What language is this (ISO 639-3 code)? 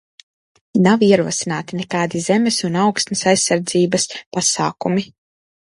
lav